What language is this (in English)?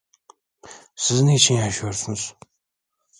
Turkish